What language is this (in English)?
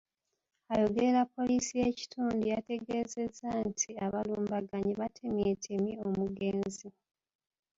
Ganda